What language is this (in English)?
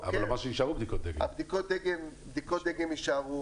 Hebrew